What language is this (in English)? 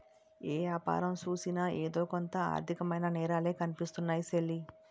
Telugu